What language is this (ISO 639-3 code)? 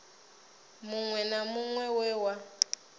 ven